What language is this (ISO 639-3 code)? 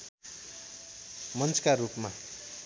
nep